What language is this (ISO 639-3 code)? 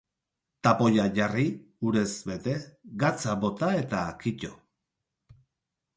eus